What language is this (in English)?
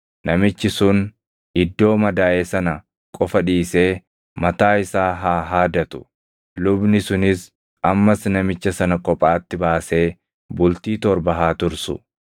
Oromo